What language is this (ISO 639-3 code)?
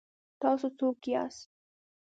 pus